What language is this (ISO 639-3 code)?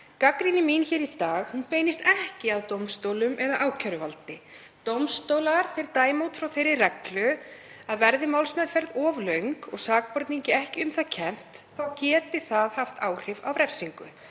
isl